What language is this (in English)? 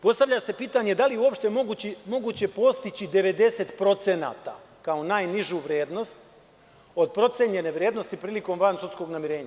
Serbian